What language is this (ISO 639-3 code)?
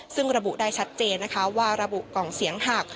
tha